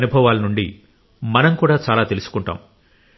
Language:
Telugu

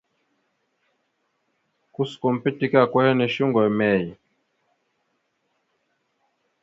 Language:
Mada (Cameroon)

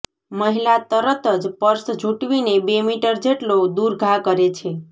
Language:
Gujarati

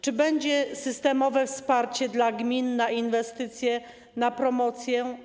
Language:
Polish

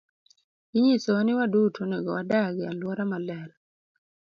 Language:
Luo (Kenya and Tanzania)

